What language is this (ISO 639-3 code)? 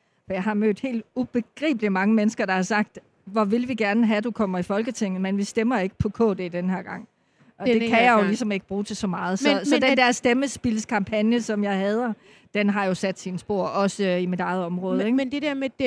dan